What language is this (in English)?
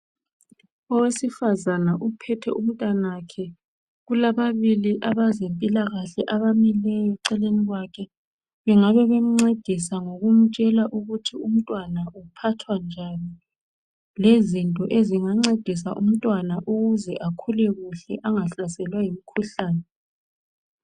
North Ndebele